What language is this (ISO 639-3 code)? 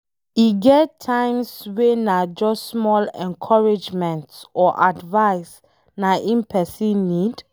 pcm